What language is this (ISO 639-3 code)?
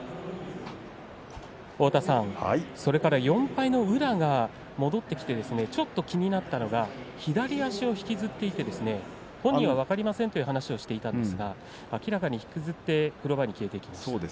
jpn